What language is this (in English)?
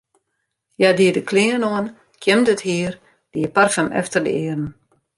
Western Frisian